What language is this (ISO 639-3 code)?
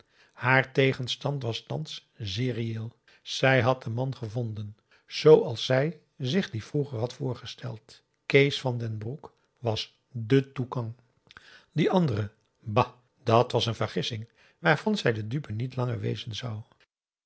nld